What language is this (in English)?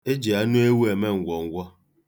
Igbo